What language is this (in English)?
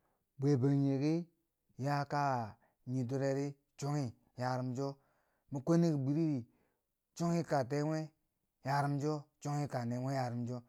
Bangwinji